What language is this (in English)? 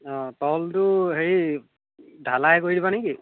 Assamese